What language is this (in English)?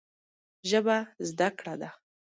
Pashto